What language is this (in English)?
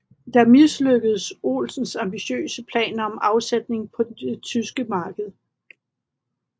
Danish